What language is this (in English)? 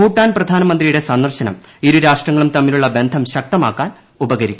Malayalam